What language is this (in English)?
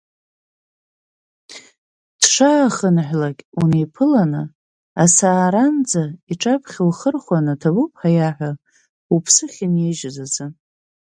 Abkhazian